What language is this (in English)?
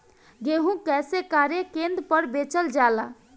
Bhojpuri